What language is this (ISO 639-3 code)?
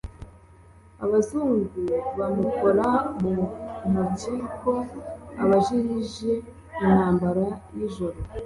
kin